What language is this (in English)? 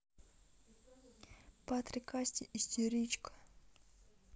Russian